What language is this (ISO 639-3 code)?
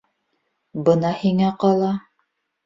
bak